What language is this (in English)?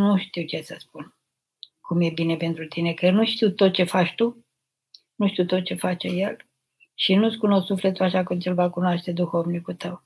Romanian